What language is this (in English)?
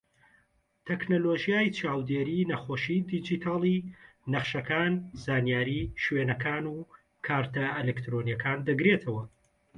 Central Kurdish